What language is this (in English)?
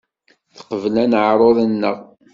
Kabyle